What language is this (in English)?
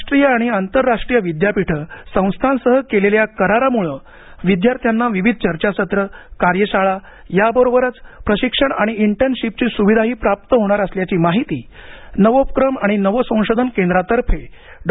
Marathi